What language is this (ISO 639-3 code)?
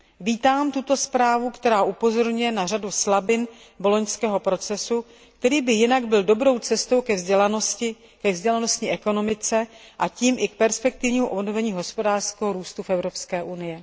ces